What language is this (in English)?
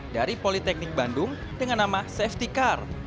Indonesian